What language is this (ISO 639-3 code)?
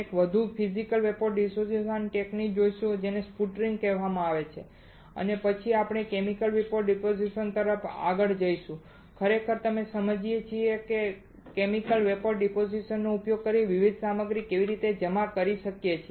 guj